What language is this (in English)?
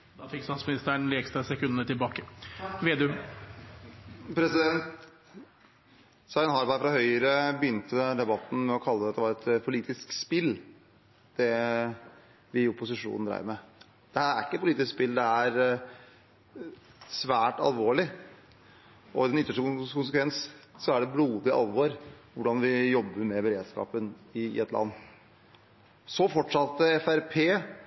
Norwegian